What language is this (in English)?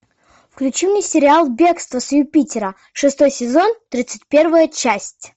Russian